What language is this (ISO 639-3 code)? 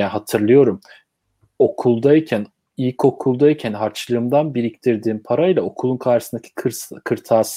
tur